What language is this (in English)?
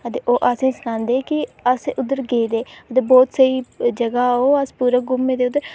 Dogri